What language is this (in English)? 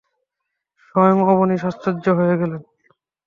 Bangla